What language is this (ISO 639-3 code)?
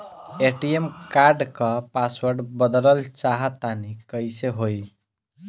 bho